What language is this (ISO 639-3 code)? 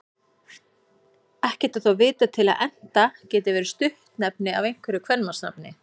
isl